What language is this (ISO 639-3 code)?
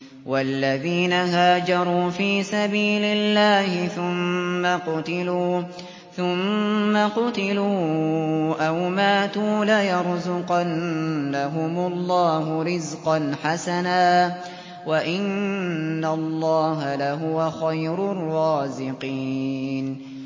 ara